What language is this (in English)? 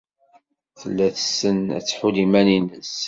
Kabyle